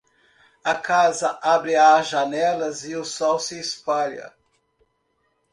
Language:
Portuguese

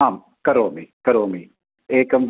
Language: Sanskrit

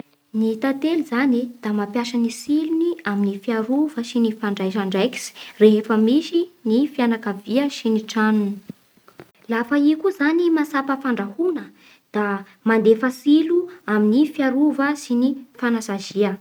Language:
Bara Malagasy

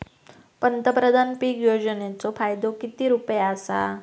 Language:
Marathi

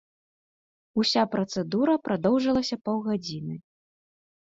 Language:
Belarusian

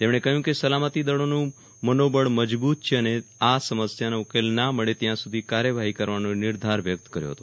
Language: Gujarati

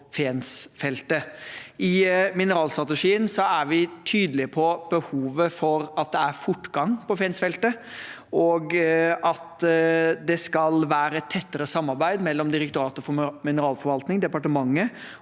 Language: Norwegian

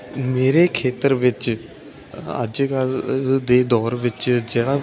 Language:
Punjabi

